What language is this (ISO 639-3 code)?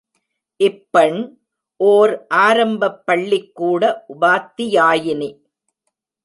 tam